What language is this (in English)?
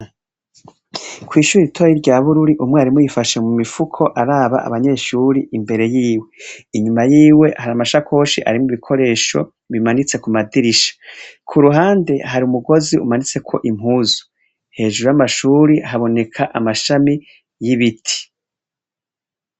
Rundi